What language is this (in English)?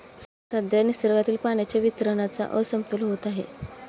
Marathi